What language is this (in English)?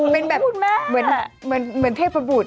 Thai